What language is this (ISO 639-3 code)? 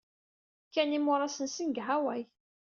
kab